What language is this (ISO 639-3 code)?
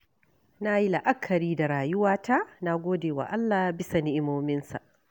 hau